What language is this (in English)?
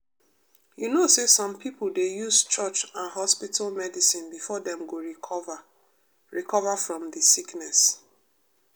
Nigerian Pidgin